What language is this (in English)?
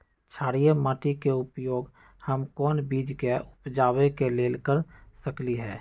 Magahi